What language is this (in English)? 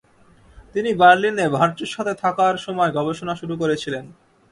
Bangla